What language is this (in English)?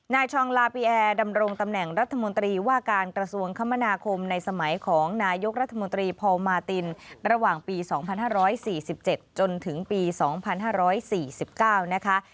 Thai